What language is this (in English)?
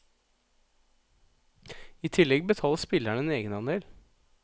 Norwegian